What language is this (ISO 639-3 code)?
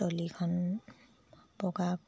asm